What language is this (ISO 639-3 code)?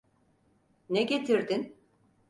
tur